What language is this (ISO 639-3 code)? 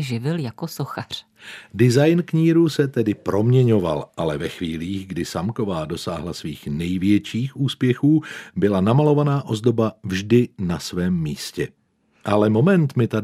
ces